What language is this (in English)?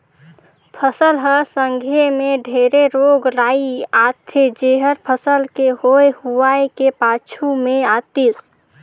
Chhattisgarhi